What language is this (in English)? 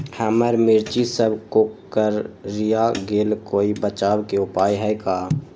Magahi